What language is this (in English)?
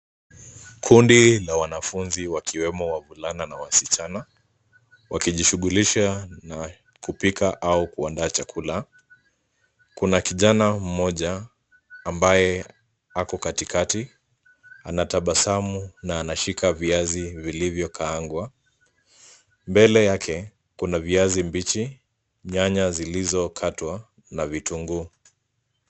Swahili